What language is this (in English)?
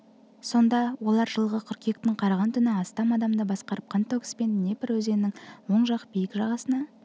Kazakh